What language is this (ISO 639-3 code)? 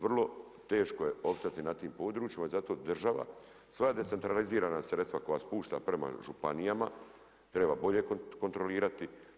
hrv